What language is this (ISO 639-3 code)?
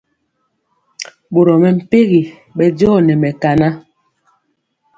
mcx